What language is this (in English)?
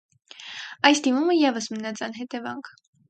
Armenian